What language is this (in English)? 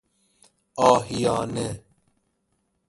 Persian